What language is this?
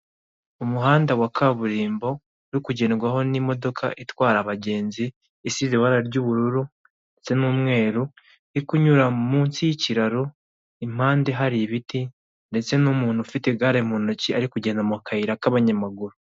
Kinyarwanda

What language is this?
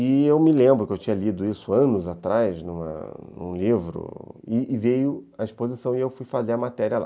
Portuguese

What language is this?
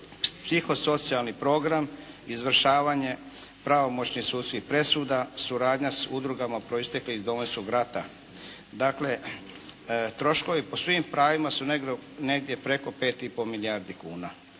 Croatian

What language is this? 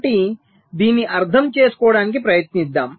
Telugu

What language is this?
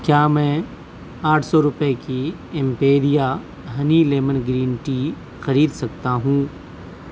Urdu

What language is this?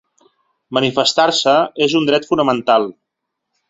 Catalan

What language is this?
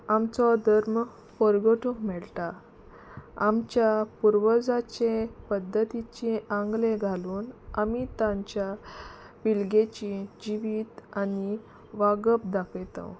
Konkani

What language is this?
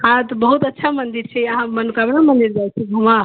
Maithili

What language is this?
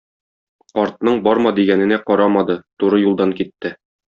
Tatar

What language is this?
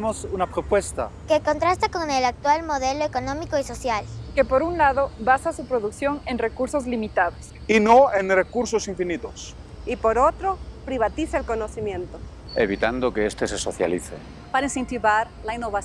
Spanish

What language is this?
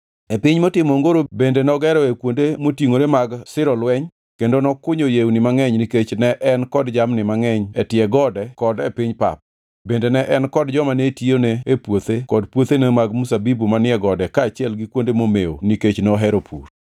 Luo (Kenya and Tanzania)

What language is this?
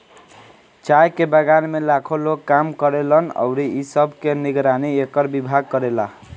Bhojpuri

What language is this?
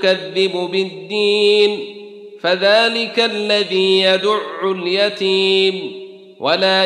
Arabic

